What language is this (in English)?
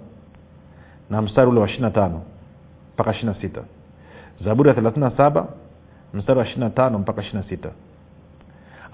Swahili